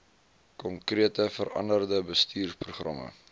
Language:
Afrikaans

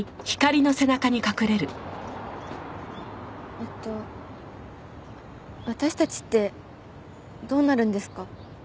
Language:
Japanese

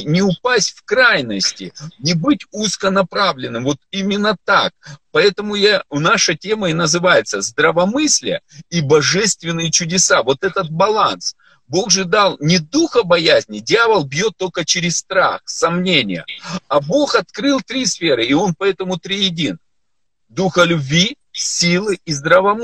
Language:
Russian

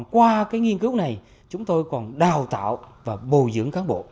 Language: Vietnamese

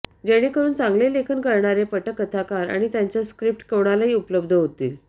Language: Marathi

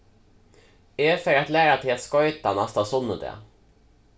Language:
Faroese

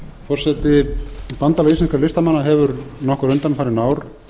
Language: Icelandic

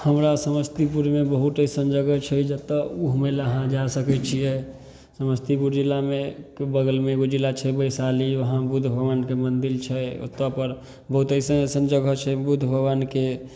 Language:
Maithili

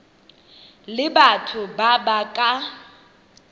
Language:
Tswana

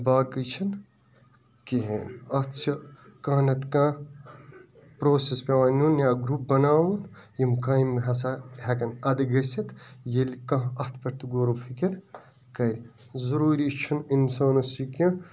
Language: Kashmiri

